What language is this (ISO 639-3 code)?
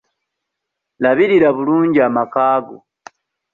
lug